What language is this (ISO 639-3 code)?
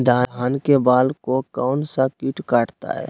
mag